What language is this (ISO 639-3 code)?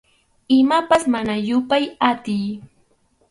qxu